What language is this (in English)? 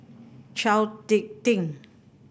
English